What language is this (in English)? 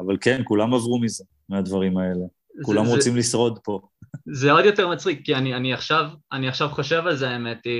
Hebrew